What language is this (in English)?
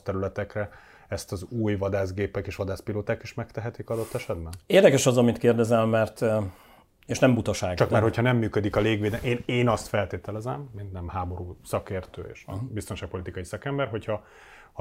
Hungarian